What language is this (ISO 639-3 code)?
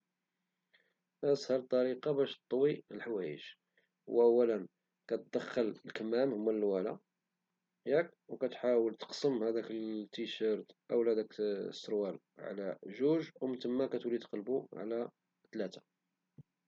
ary